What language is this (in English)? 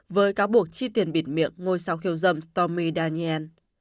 Vietnamese